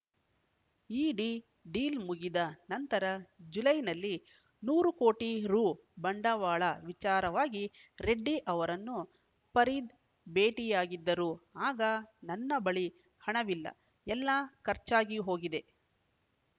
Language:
Kannada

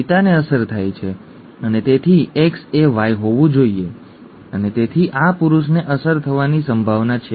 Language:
Gujarati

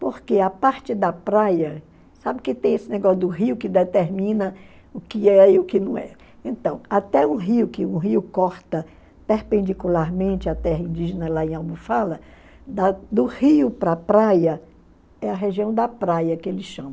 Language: Portuguese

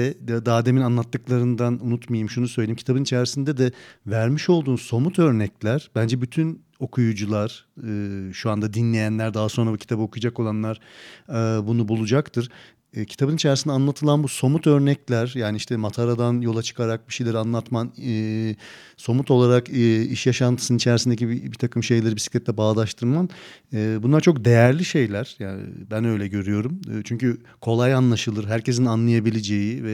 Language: Turkish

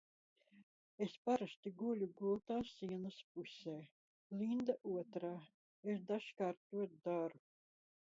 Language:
Latvian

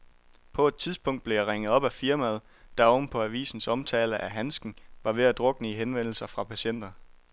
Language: Danish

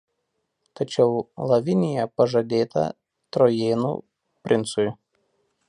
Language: Lithuanian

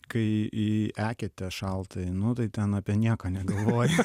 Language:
Lithuanian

